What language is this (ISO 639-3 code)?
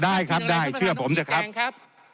tha